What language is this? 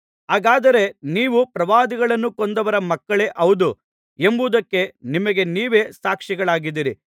Kannada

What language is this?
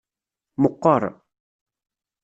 Kabyle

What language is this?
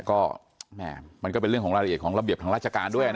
Thai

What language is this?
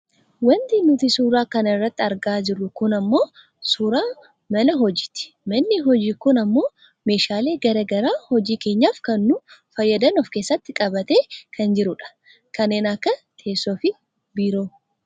Oromo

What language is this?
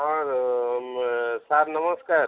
Odia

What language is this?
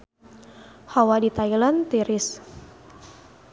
Sundanese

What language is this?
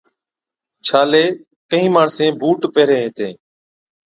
Od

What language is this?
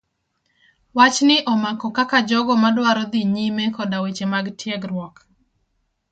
Luo (Kenya and Tanzania)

